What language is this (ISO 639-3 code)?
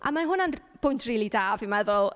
cym